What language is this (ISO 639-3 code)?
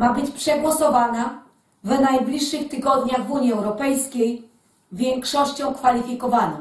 pol